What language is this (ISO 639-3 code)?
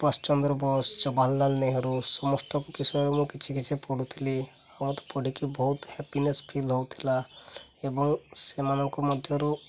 ori